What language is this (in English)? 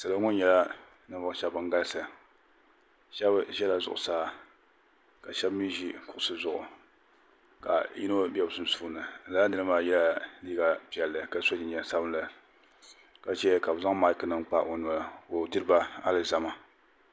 Dagbani